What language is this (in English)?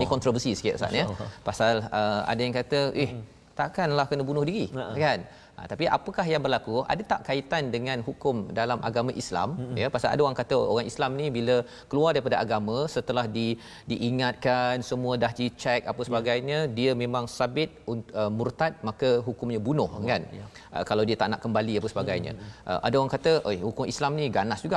Malay